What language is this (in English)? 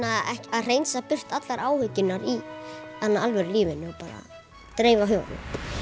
Icelandic